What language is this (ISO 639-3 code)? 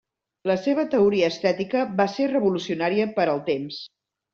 cat